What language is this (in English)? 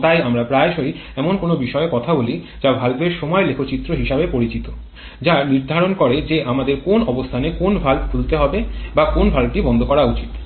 Bangla